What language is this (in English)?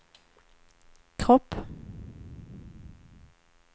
Swedish